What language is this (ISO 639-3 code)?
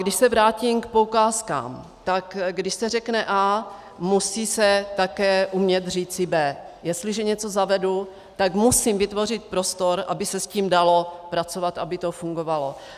ces